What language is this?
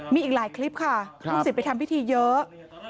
Thai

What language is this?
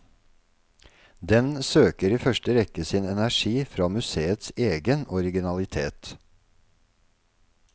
Norwegian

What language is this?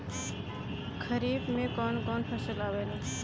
Bhojpuri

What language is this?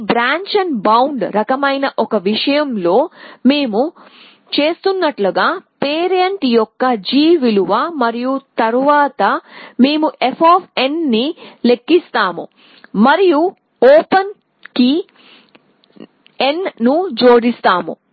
Telugu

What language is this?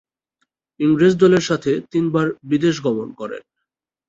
Bangla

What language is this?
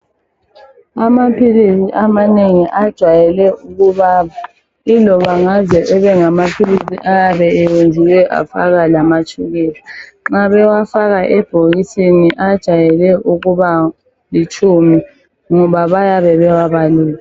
North Ndebele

